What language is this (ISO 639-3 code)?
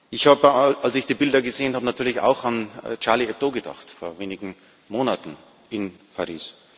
deu